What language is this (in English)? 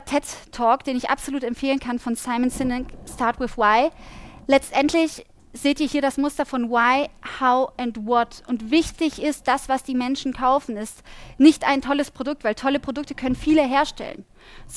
German